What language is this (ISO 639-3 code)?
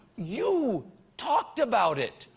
eng